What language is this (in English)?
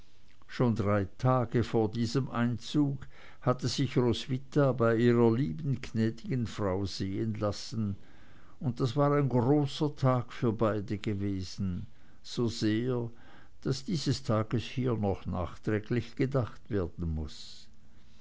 German